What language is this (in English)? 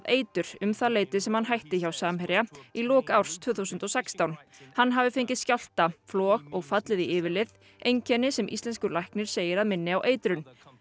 Icelandic